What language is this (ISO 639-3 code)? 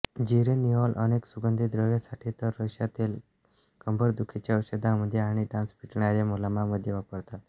mar